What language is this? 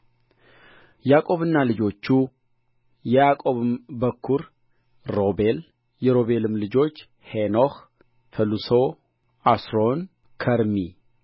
Amharic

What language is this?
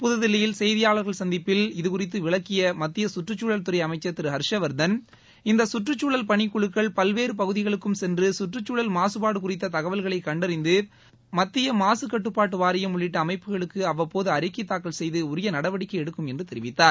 Tamil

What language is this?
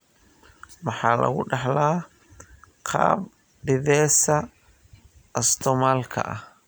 Somali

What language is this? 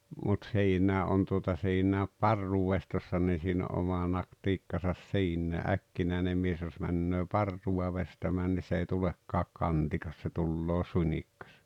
Finnish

